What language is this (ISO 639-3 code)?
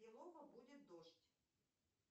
rus